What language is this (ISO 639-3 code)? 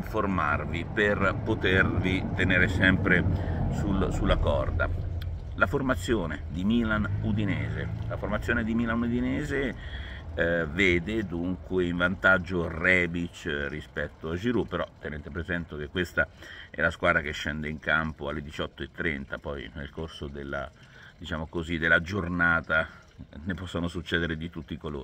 ita